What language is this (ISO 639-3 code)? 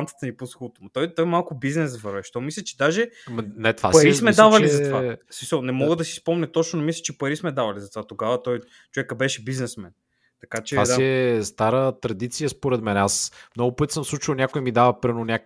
bul